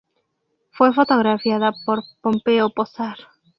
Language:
Spanish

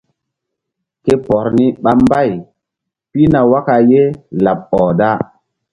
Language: Mbum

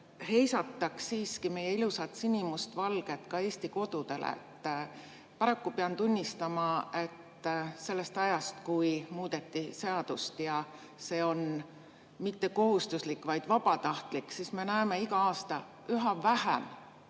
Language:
Estonian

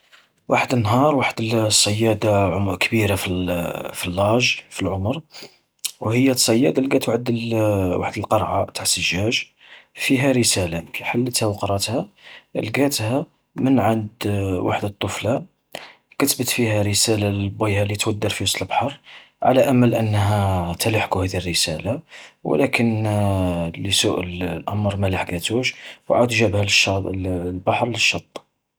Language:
Algerian Arabic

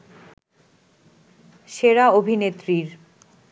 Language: Bangla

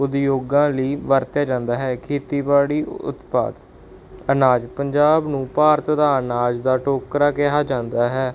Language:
Punjabi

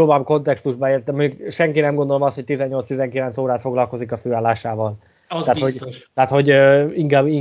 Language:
Hungarian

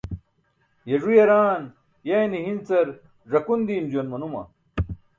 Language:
Burushaski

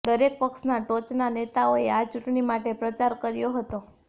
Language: Gujarati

